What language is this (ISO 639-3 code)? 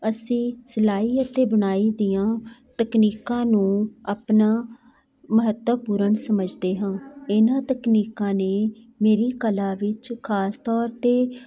pan